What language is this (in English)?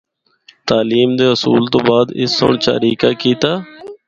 Northern Hindko